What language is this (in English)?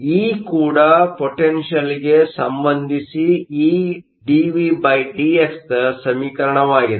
Kannada